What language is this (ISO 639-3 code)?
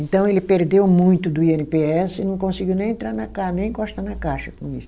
por